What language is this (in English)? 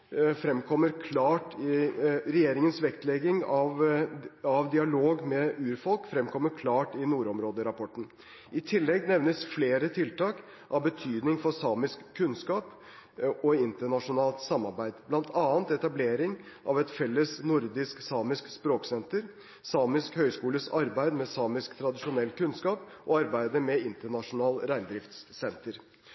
Norwegian Bokmål